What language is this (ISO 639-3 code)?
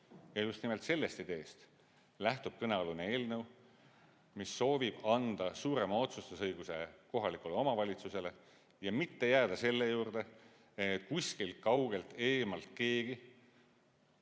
est